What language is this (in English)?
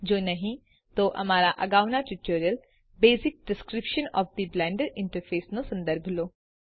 Gujarati